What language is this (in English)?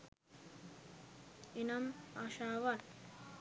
Sinhala